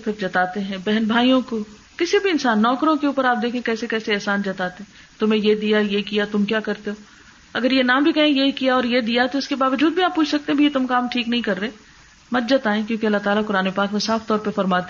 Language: Urdu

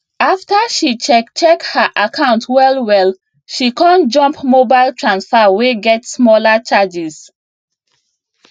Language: Nigerian Pidgin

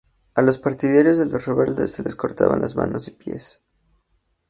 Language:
Spanish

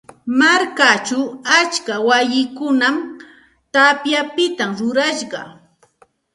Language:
Santa Ana de Tusi Pasco Quechua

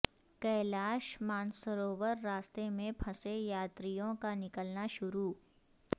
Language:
Urdu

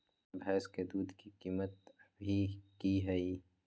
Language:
Magahi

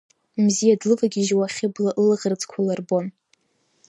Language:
Abkhazian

